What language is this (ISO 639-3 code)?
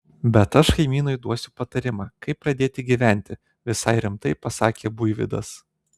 lit